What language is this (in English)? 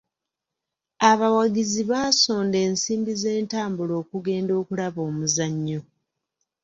Ganda